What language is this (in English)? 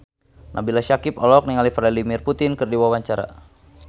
Sundanese